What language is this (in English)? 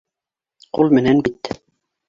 Bashkir